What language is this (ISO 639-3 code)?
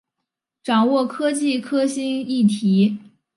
zho